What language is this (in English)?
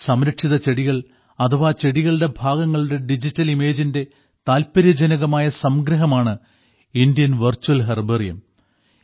Malayalam